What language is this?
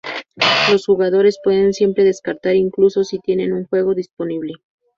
Spanish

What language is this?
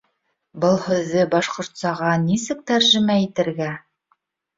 Bashkir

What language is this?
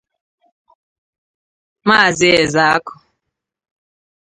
Igbo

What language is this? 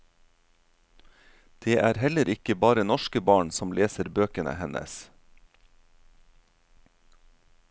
Norwegian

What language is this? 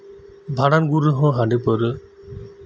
Santali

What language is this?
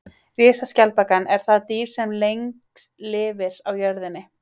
Icelandic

